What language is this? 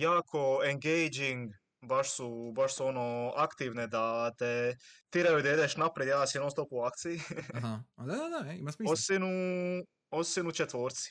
Croatian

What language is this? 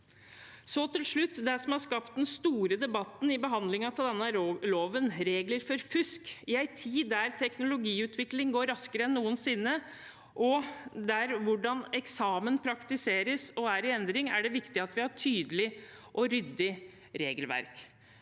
Norwegian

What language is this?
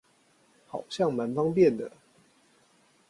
Chinese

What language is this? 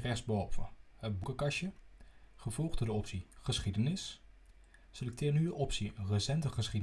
Dutch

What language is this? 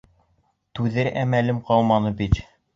Bashkir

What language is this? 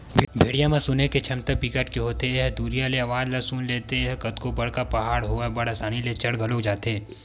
Chhattisgarhi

